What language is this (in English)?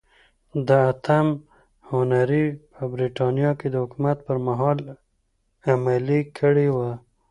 Pashto